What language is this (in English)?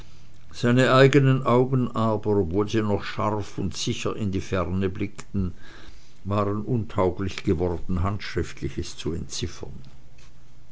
German